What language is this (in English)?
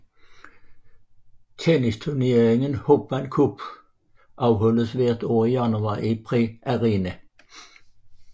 Danish